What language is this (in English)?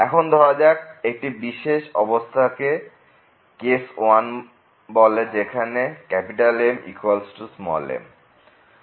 Bangla